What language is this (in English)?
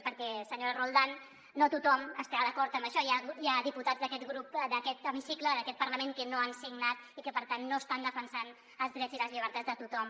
Catalan